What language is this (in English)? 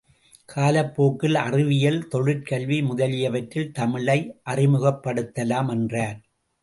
Tamil